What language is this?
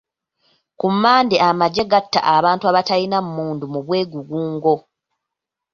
Ganda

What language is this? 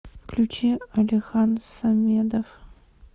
Russian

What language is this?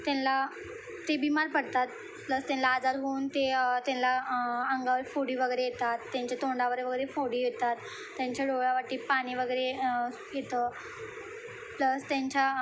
Marathi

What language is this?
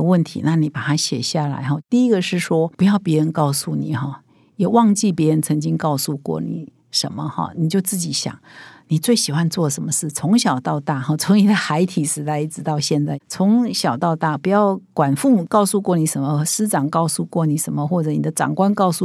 Chinese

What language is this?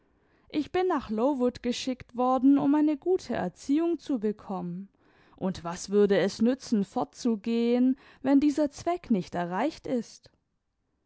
German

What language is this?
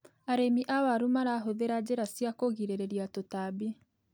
Kikuyu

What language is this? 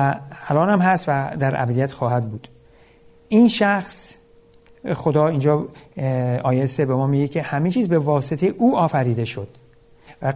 Persian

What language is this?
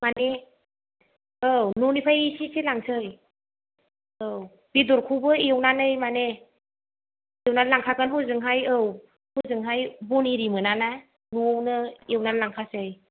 Bodo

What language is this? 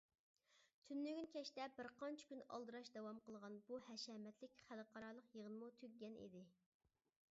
Uyghur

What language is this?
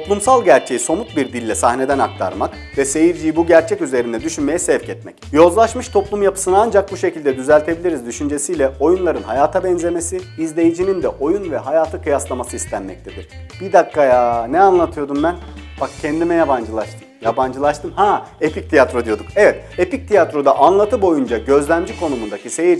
Turkish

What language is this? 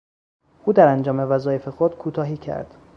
Persian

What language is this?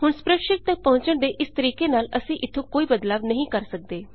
Punjabi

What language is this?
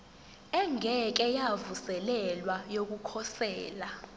Zulu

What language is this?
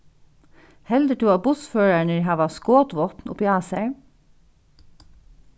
Faroese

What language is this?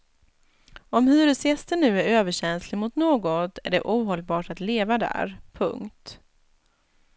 Swedish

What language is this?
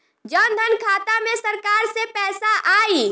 Bhojpuri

